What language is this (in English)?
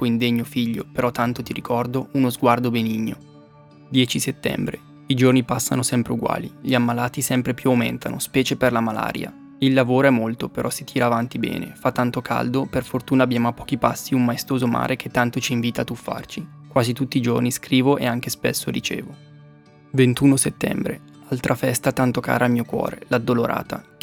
Italian